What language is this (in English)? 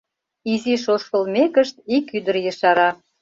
Mari